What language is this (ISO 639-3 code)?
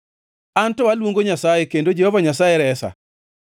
luo